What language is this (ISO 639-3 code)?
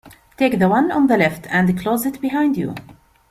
eng